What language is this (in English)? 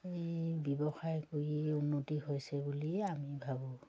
Assamese